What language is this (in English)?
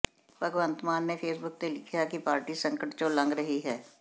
Punjabi